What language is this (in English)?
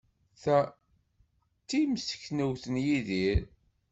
Kabyle